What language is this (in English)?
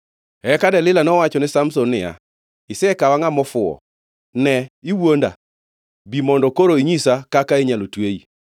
Luo (Kenya and Tanzania)